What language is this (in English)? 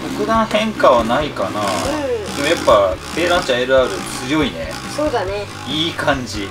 Japanese